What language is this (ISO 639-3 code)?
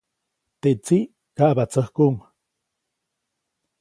zoc